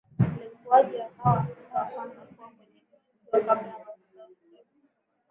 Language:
Swahili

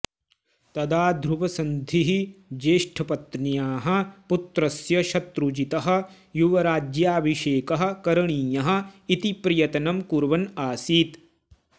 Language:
Sanskrit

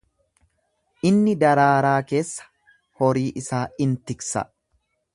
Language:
Oromo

